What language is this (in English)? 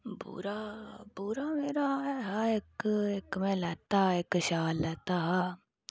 Dogri